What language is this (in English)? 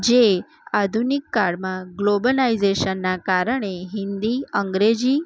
Gujarati